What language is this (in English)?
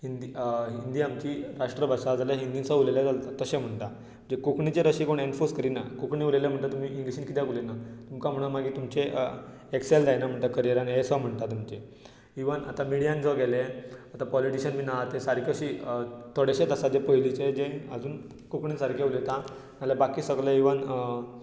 Konkani